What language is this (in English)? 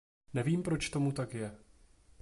Czech